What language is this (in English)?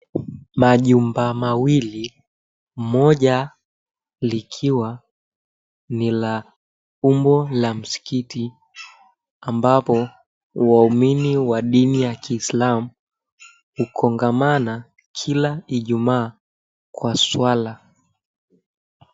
Swahili